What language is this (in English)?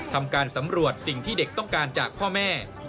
Thai